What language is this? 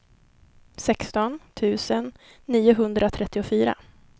Swedish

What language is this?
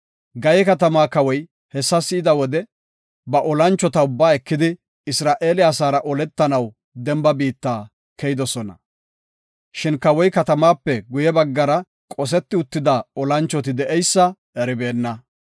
Gofa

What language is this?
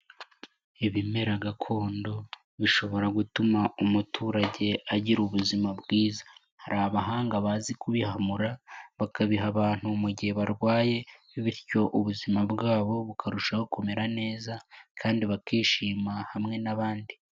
Kinyarwanda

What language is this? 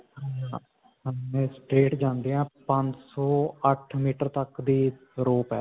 Punjabi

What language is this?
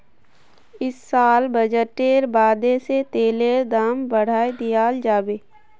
Magahi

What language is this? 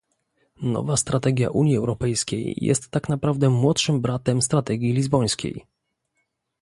Polish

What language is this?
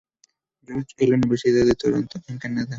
Spanish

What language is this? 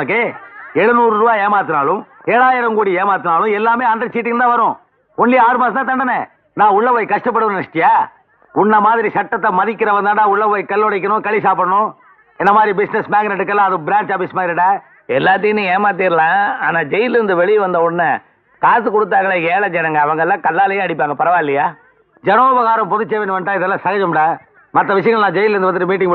Thai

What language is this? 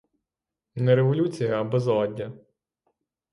Ukrainian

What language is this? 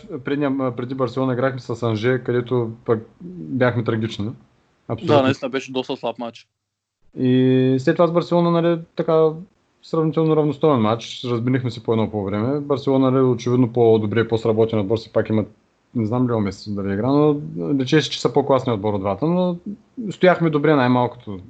Bulgarian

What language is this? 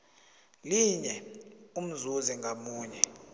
South Ndebele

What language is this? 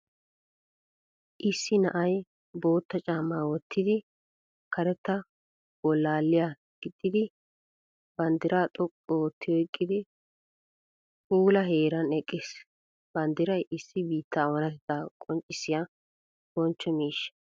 Wolaytta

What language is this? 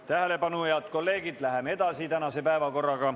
Estonian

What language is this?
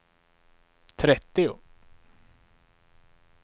Swedish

